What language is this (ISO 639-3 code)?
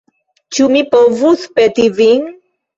epo